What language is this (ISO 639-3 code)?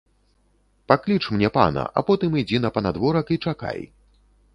bel